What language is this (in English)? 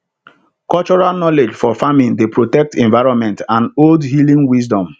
Nigerian Pidgin